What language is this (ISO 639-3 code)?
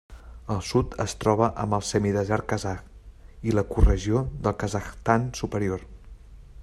cat